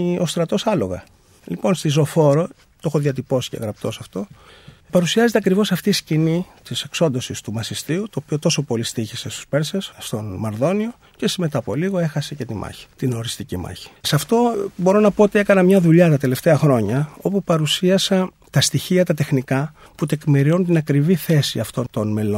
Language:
Greek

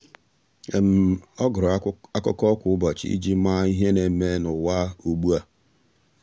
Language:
Igbo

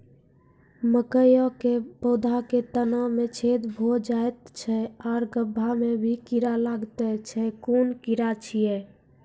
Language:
Maithili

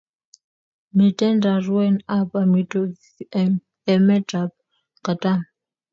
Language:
Kalenjin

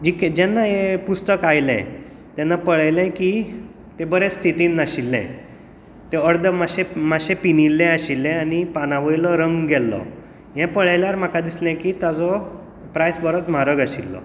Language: Konkani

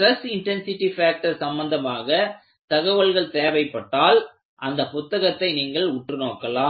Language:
Tamil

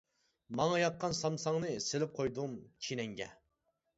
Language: Uyghur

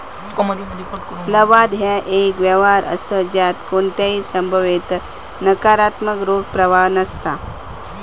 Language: Marathi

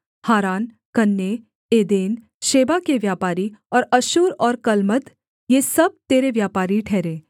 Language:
Hindi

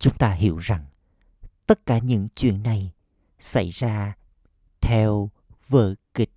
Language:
Vietnamese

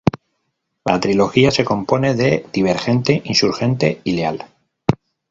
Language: Spanish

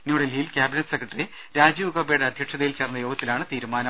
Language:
Malayalam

